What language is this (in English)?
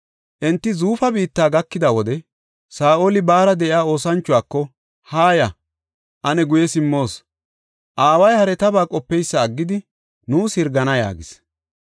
Gofa